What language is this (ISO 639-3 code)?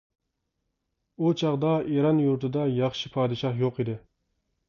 uig